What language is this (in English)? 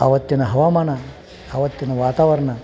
Kannada